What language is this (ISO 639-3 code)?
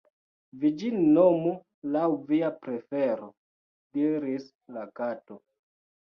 epo